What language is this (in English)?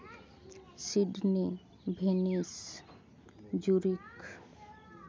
Santali